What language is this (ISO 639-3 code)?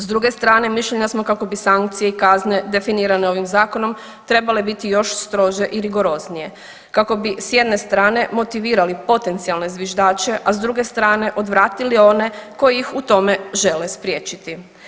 hrv